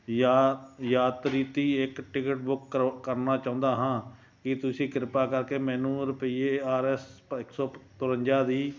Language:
Punjabi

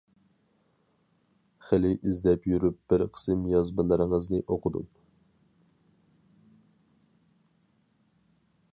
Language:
Uyghur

